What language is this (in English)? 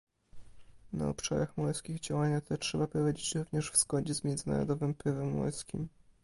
Polish